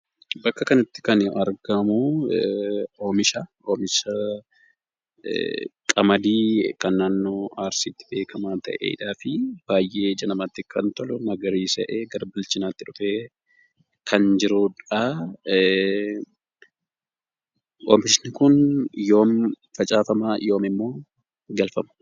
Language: Oromo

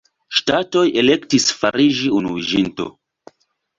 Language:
Esperanto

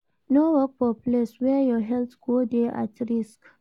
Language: Nigerian Pidgin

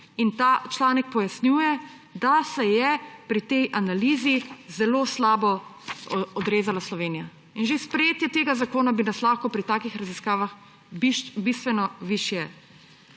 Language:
Slovenian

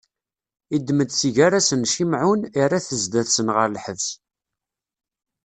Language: Kabyle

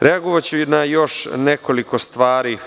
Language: Serbian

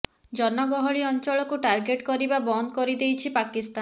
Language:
Odia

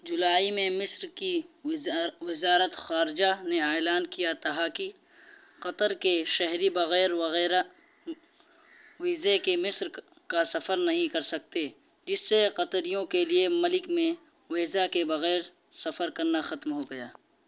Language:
Urdu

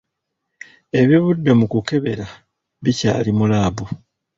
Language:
Ganda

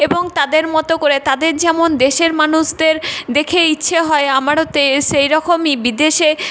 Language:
Bangla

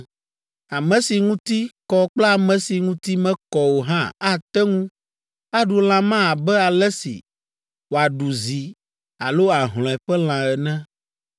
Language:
Ewe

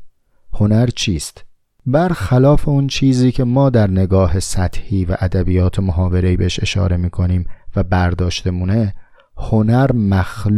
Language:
Persian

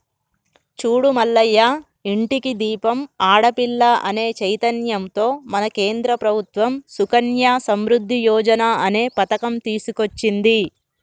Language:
Telugu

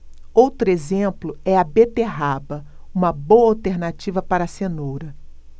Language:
Portuguese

